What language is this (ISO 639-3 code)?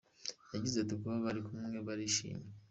kin